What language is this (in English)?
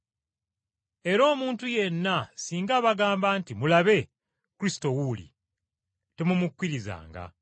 Ganda